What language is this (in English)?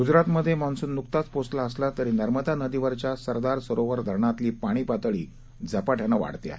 Marathi